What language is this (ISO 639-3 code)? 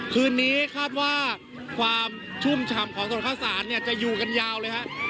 tha